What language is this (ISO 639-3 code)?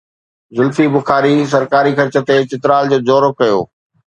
snd